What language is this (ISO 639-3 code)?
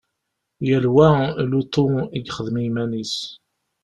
kab